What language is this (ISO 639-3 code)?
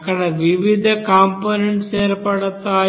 tel